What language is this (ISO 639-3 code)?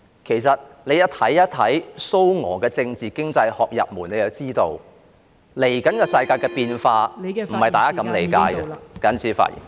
yue